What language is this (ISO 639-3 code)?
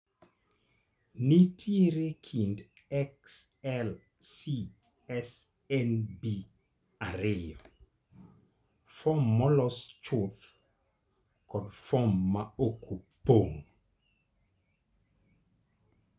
luo